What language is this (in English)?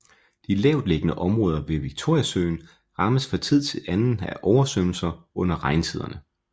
Danish